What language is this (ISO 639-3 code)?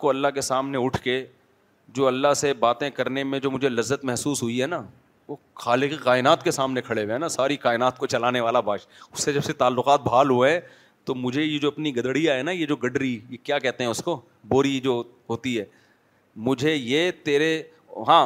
urd